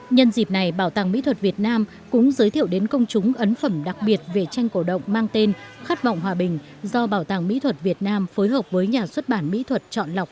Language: Vietnamese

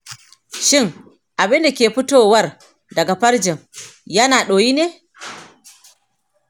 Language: Hausa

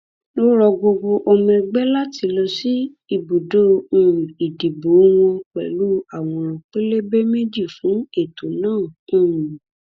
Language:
Yoruba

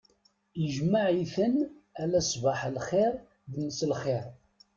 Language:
Kabyle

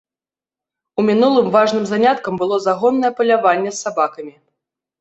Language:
Belarusian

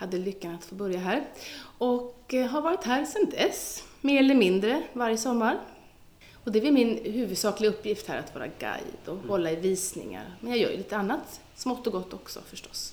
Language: Swedish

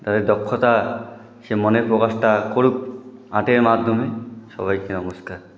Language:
Bangla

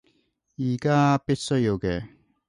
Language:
Cantonese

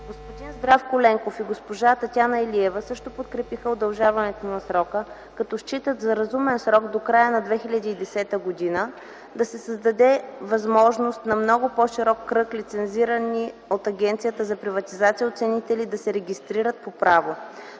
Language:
Bulgarian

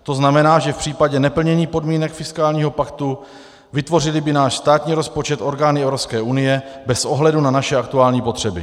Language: Czech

